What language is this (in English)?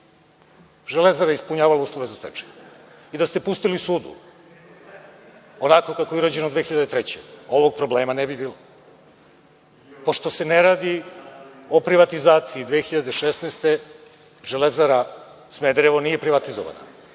Serbian